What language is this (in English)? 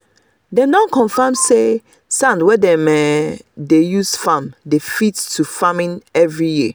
Nigerian Pidgin